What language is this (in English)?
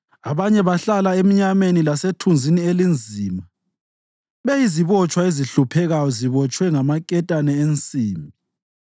North Ndebele